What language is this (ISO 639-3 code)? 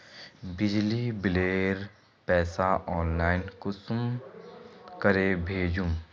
mag